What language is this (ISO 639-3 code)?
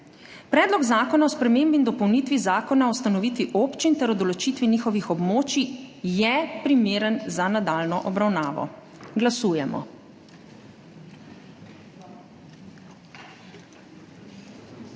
slv